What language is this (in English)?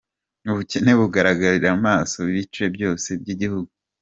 Kinyarwanda